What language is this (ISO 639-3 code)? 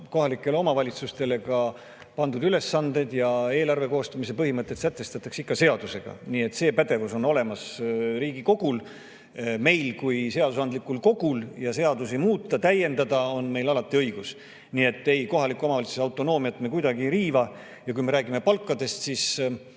est